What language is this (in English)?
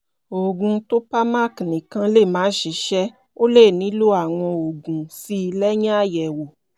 Yoruba